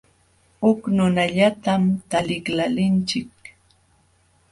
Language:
Jauja Wanca Quechua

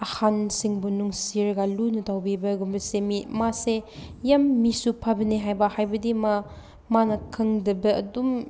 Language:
Manipuri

